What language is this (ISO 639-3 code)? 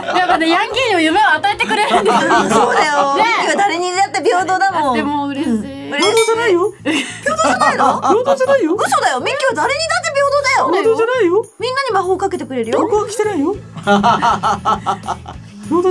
jpn